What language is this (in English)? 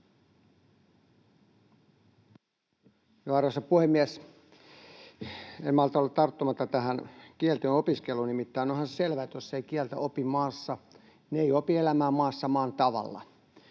Finnish